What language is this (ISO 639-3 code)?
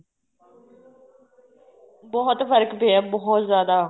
pan